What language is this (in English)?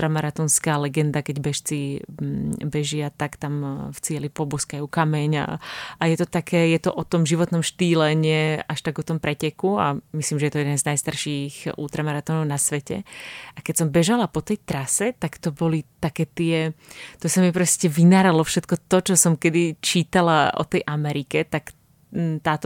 Czech